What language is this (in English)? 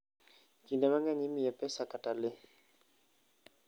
Luo (Kenya and Tanzania)